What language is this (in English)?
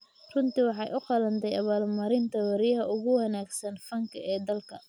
Somali